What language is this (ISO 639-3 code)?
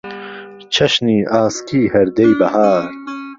ckb